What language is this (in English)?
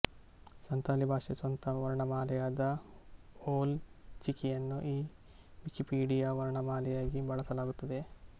Kannada